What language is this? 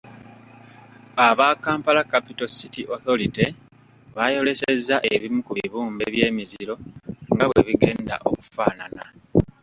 Ganda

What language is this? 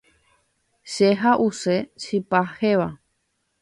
Guarani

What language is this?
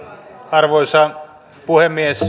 Finnish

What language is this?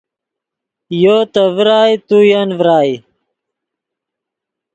Yidgha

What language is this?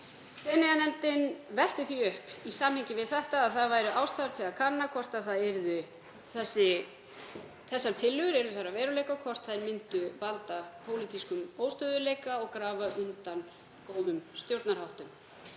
Icelandic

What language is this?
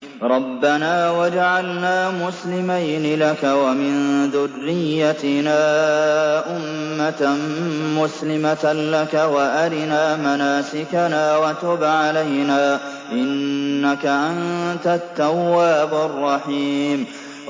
Arabic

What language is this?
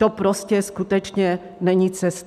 Czech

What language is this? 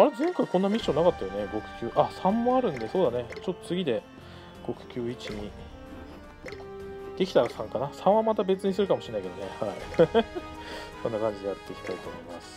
Japanese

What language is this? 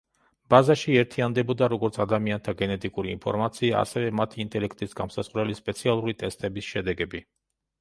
Georgian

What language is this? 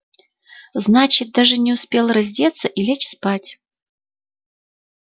Russian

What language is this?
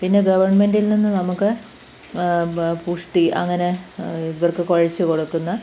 Malayalam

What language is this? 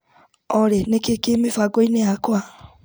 Kikuyu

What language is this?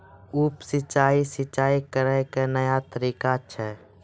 Maithili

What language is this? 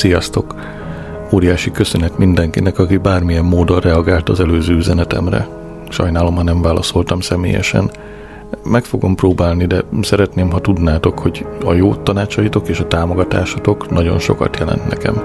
Hungarian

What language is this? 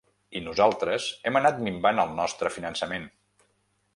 Catalan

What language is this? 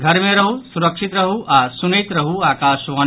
Maithili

